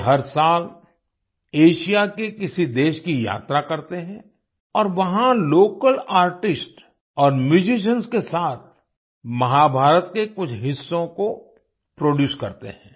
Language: Hindi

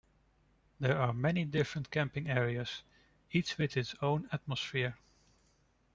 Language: English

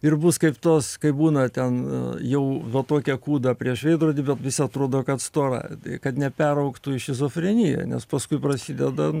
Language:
Lithuanian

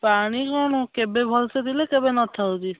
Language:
Odia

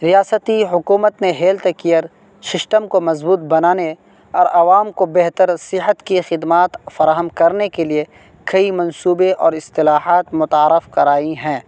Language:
Urdu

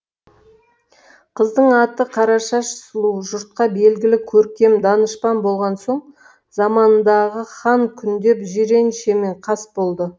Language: Kazakh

